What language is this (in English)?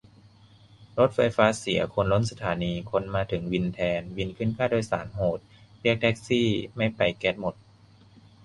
Thai